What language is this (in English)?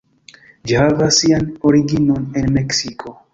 Esperanto